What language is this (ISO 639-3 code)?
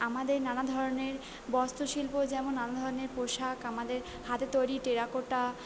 ben